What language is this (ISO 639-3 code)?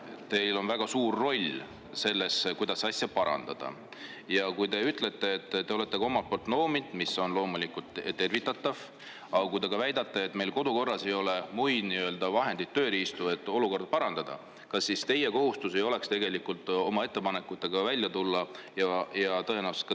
est